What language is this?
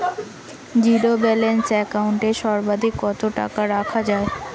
Bangla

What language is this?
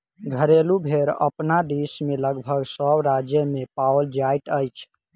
Maithili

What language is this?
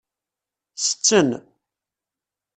Kabyle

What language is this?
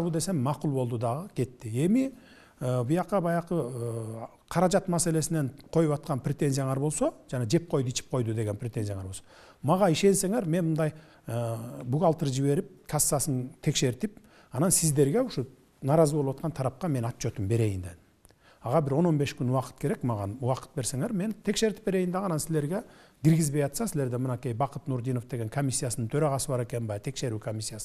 Turkish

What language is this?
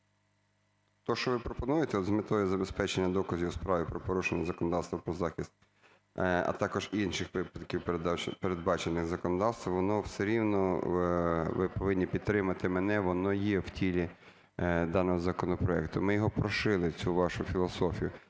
Ukrainian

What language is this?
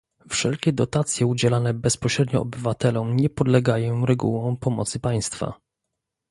Polish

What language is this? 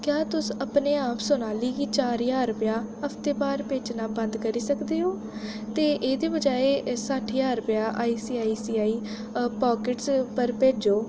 Dogri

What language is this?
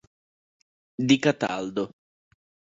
Italian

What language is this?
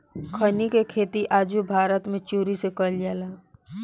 Bhojpuri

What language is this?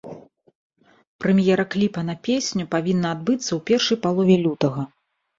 Belarusian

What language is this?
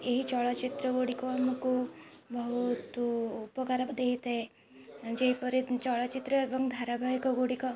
Odia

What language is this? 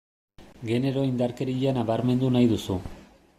Basque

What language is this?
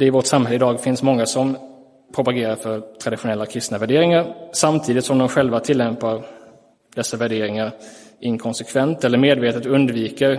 Swedish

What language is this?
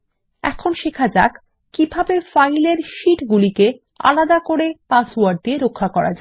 Bangla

